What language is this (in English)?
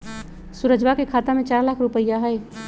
Magahi